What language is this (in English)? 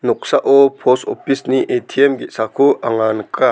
Garo